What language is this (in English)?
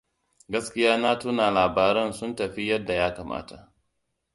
Hausa